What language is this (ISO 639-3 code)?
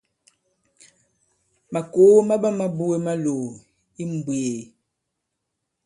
abb